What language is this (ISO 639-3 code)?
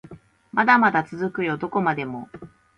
jpn